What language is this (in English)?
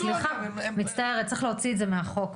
Hebrew